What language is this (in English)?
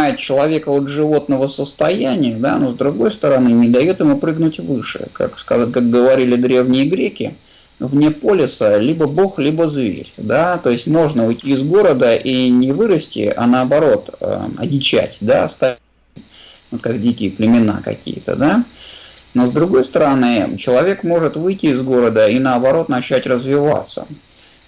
Russian